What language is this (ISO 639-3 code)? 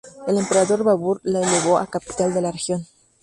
spa